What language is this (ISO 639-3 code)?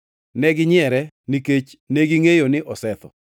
luo